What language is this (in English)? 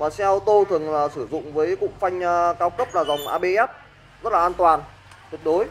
Vietnamese